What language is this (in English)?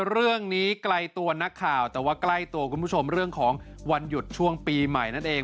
Thai